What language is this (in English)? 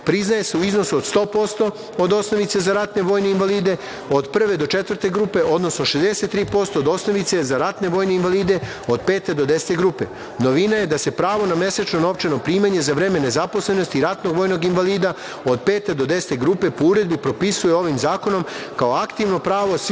Serbian